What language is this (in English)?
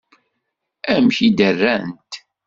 Kabyle